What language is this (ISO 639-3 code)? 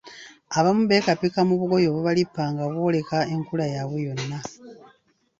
lug